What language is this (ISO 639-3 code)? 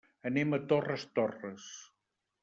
cat